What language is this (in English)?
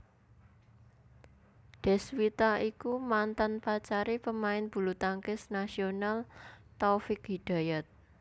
Javanese